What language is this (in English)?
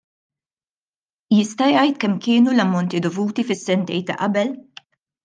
Maltese